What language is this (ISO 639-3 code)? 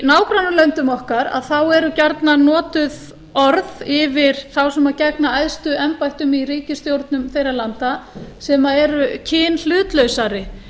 isl